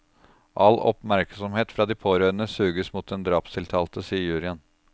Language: Norwegian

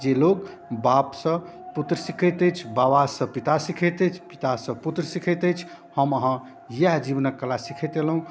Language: Maithili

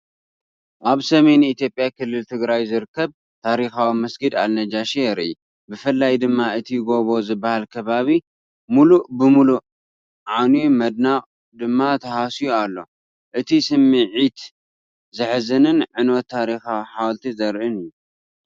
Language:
Tigrinya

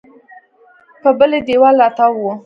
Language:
Pashto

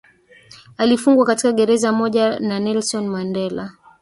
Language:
Swahili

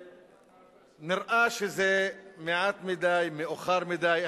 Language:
Hebrew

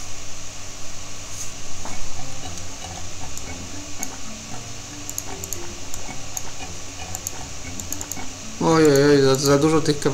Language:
Polish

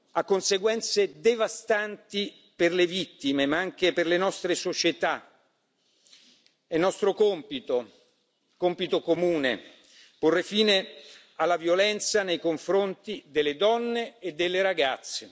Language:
Italian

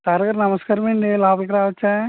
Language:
Telugu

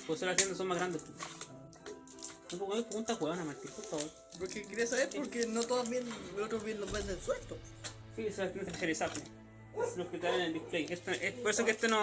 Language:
Spanish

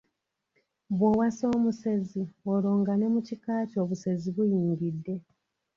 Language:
Ganda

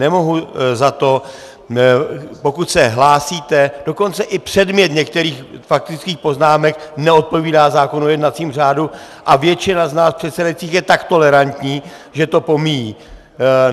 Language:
Czech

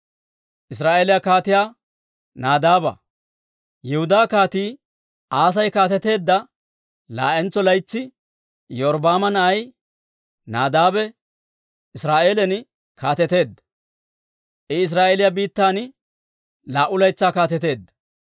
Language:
Dawro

